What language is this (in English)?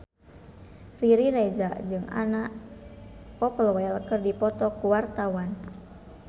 Sundanese